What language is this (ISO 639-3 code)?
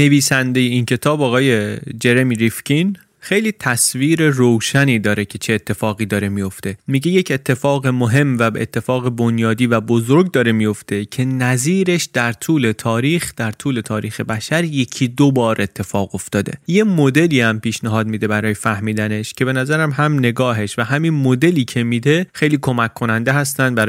fas